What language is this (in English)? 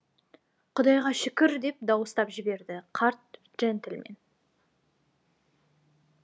Kazakh